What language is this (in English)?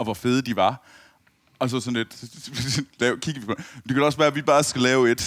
Danish